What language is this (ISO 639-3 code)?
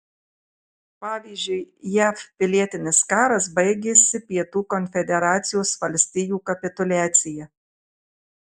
lit